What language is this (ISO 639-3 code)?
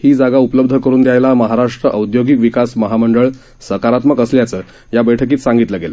mar